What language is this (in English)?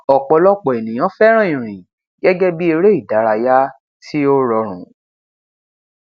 Yoruba